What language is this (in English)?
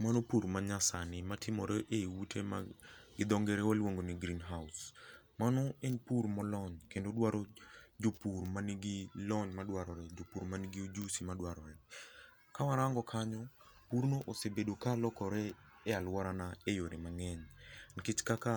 Luo (Kenya and Tanzania)